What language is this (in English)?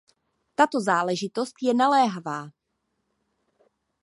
Czech